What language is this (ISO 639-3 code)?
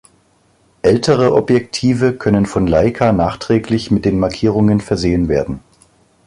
deu